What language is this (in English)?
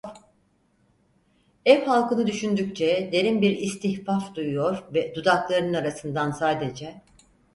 Turkish